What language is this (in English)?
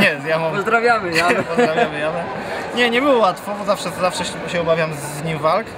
Polish